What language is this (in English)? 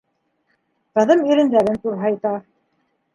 Bashkir